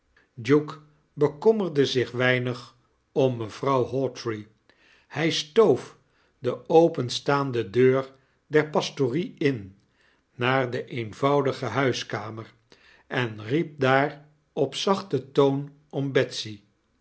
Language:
Dutch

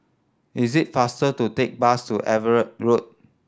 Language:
English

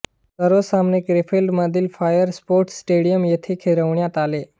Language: Marathi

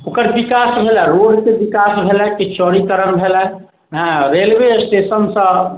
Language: Maithili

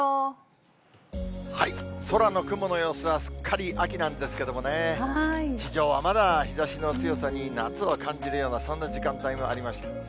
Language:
Japanese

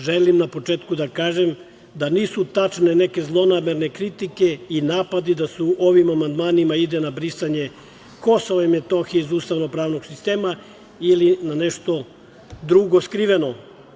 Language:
Serbian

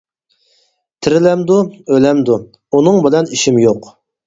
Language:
Uyghur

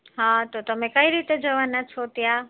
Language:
Gujarati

